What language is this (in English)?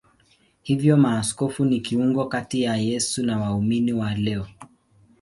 Swahili